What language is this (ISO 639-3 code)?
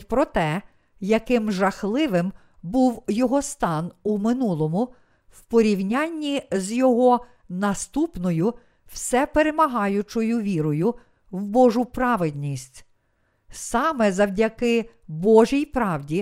ukr